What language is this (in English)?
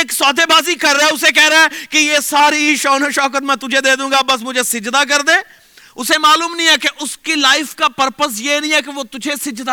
Urdu